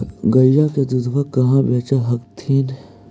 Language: Magahi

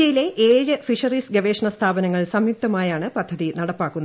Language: Malayalam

